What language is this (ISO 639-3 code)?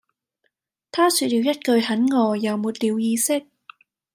yue